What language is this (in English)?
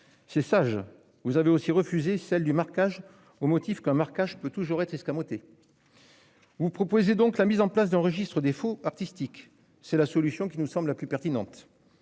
French